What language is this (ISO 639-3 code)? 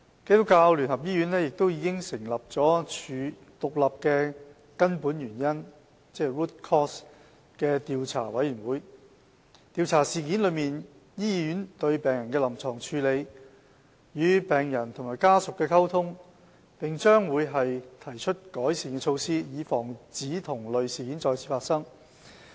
yue